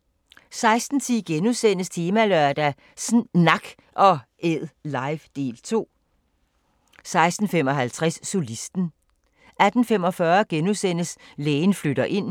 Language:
Danish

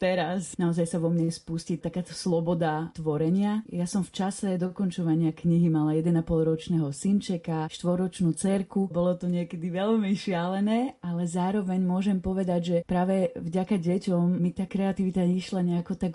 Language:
Slovak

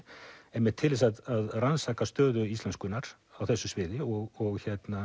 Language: Icelandic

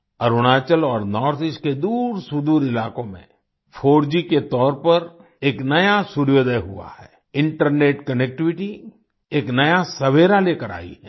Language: Hindi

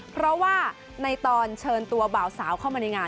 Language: Thai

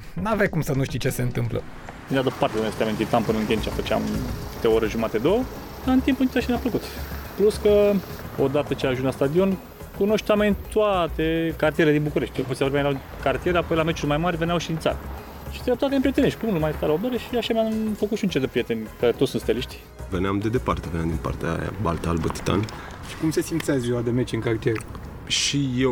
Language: Romanian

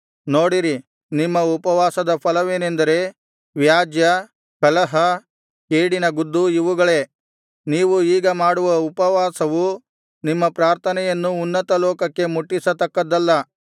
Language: Kannada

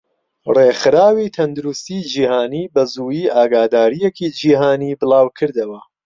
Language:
Central Kurdish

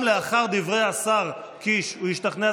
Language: Hebrew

